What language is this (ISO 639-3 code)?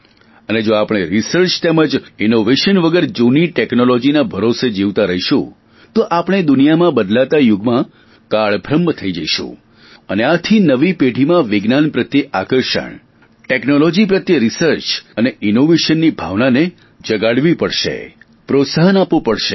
guj